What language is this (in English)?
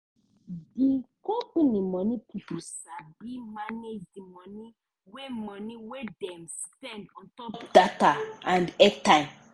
Nigerian Pidgin